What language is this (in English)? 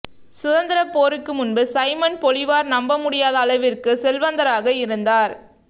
Tamil